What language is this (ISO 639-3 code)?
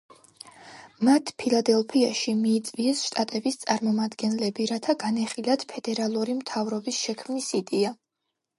kat